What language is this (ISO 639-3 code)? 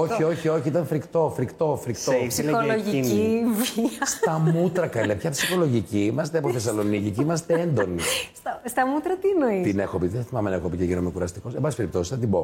ell